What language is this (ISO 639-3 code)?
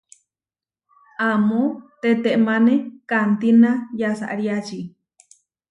var